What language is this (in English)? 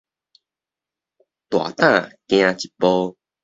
Min Nan Chinese